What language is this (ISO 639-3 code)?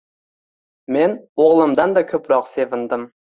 uzb